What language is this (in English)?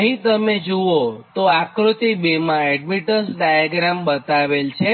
Gujarati